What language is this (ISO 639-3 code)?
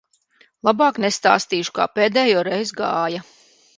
lav